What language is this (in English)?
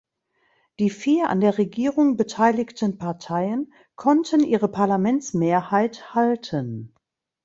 German